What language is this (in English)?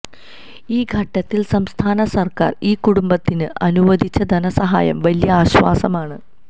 Malayalam